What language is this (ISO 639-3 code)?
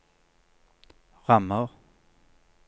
nor